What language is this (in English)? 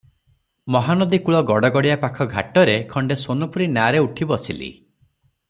Odia